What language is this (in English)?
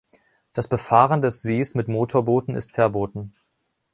German